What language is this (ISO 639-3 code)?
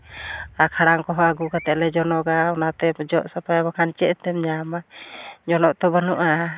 sat